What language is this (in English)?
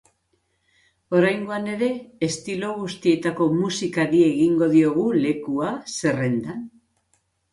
Basque